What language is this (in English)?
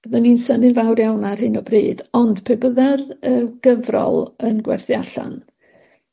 Welsh